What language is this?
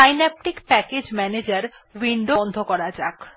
Bangla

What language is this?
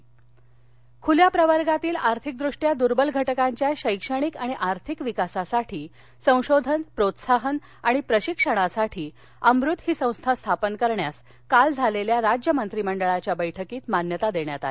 Marathi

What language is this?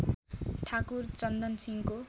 Nepali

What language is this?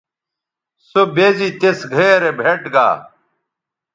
Bateri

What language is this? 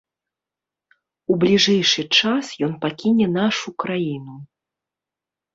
Belarusian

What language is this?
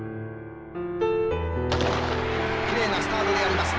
Japanese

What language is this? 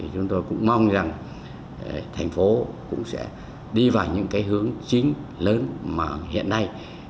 Vietnamese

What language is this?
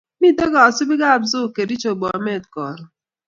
Kalenjin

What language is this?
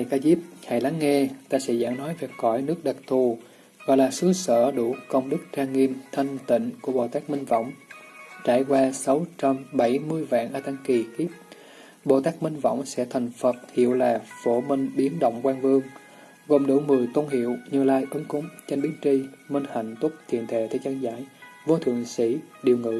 Vietnamese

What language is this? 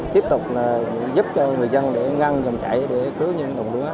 Vietnamese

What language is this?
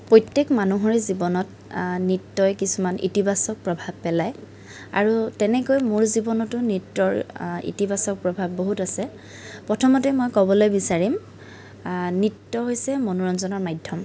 Assamese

